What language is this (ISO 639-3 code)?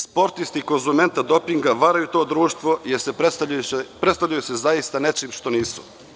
srp